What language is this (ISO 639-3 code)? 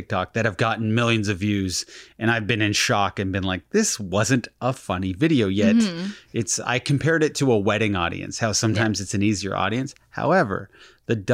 eng